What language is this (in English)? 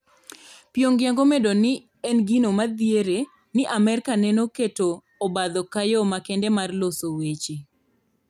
Luo (Kenya and Tanzania)